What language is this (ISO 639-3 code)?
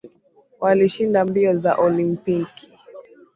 swa